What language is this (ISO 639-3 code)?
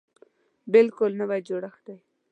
pus